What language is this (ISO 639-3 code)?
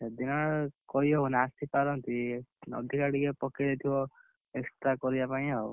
ori